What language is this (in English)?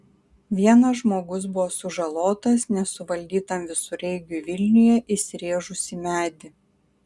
Lithuanian